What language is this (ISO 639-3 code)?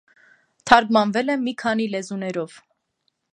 hye